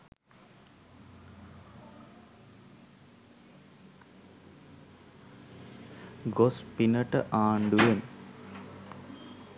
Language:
Sinhala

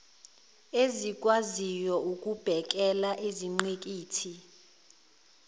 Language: Zulu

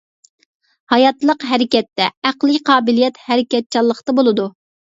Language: Uyghur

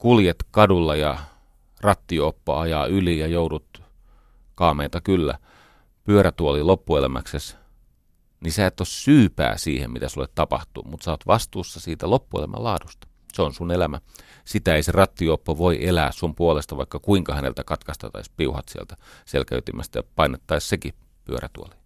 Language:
Finnish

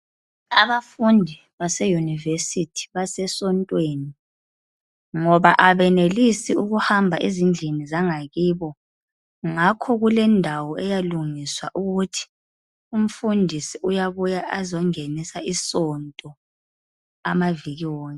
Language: North Ndebele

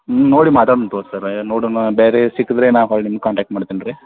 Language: Kannada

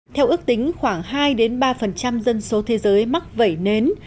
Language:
Vietnamese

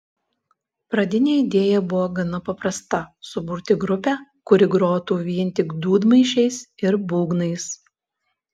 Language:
Lithuanian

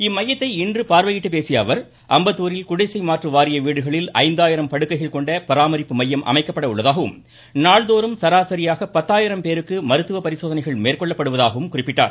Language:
Tamil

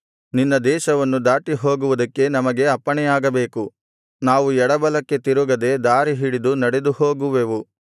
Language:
Kannada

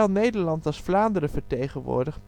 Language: Dutch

